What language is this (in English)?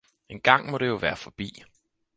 Danish